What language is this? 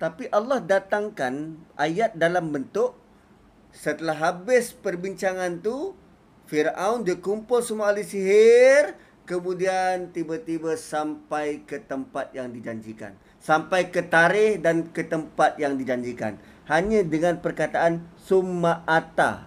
Malay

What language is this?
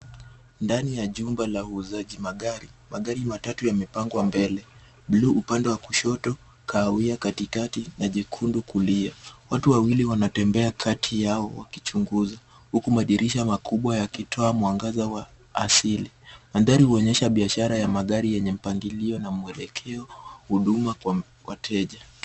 Swahili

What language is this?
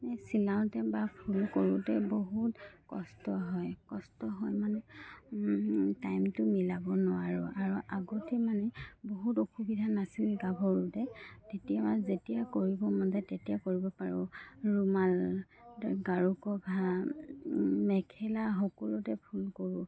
Assamese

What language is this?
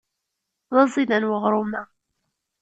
Kabyle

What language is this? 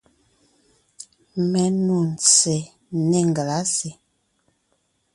Ngiemboon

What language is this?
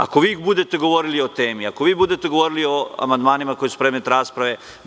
Serbian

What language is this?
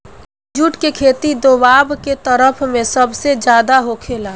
Bhojpuri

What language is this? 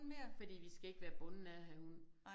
Danish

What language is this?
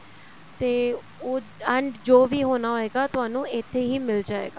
Punjabi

